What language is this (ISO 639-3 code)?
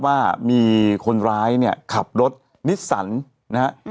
tha